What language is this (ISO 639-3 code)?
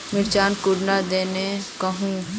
mag